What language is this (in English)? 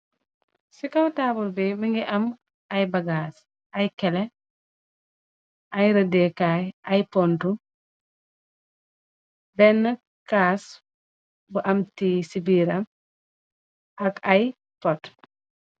Wolof